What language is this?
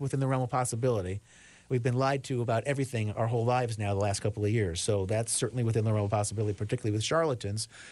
English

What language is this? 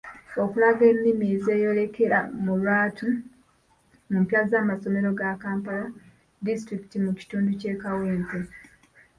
Ganda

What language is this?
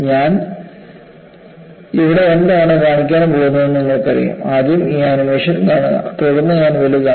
Malayalam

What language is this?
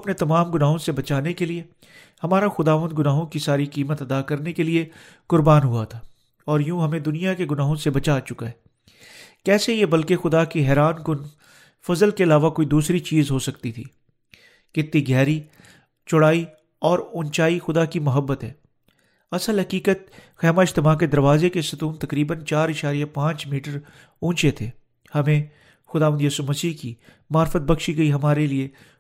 Urdu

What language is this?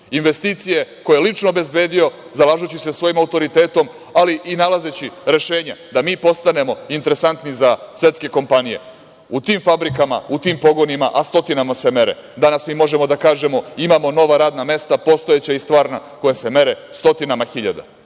Serbian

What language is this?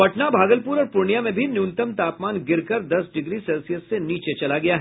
Hindi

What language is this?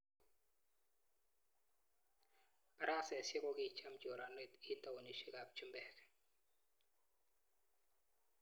Kalenjin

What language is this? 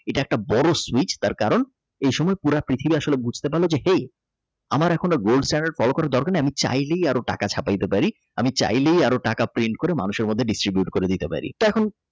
Bangla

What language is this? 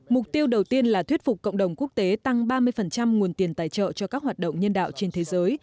Vietnamese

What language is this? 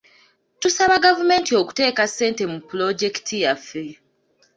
Ganda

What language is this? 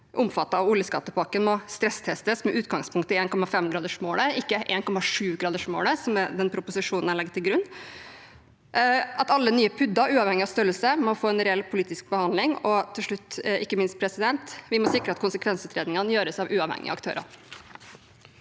Norwegian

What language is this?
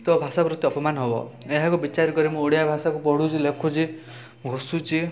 Odia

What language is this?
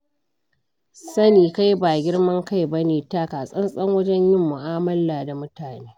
Hausa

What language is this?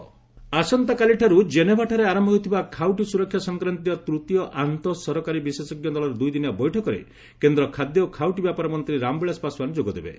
Odia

